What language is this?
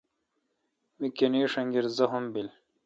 Kalkoti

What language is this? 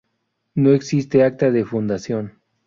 Spanish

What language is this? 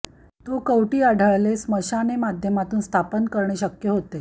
Marathi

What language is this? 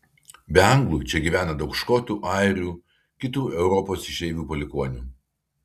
Lithuanian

